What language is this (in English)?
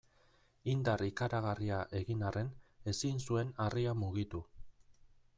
Basque